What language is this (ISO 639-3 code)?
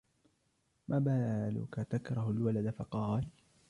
ara